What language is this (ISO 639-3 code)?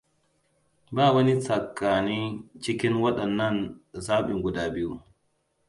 hau